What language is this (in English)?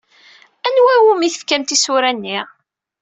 Kabyle